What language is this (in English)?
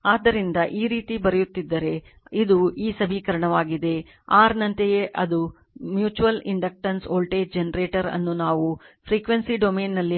Kannada